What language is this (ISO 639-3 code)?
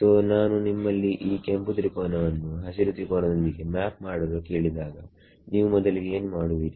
kan